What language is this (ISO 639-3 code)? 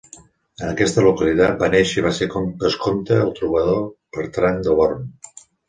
cat